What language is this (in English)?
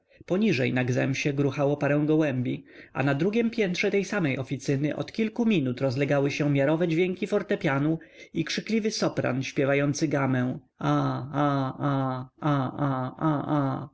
Polish